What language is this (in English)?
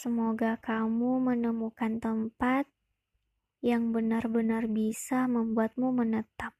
Indonesian